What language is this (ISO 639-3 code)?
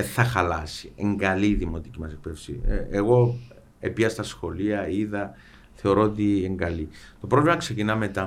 ell